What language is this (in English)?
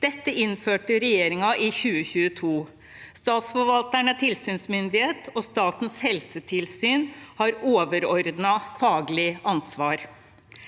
Norwegian